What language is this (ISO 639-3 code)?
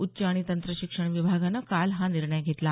mar